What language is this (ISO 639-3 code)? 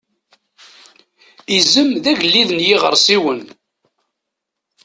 kab